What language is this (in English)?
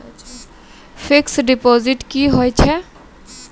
Maithili